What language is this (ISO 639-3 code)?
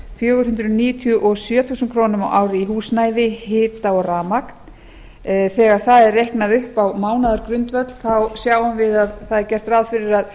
isl